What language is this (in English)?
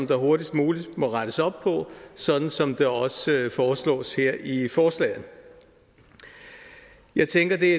Danish